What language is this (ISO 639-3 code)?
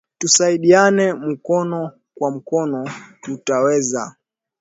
swa